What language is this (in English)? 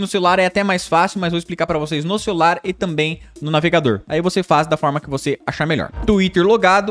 Portuguese